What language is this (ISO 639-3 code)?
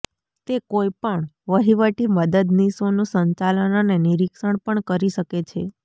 guj